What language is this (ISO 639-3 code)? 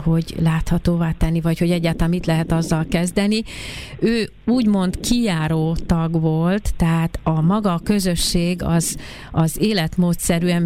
hun